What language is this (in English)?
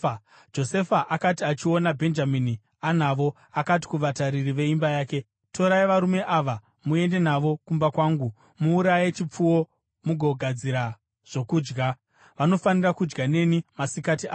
Shona